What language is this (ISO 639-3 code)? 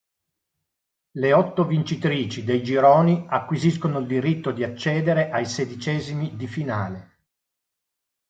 ita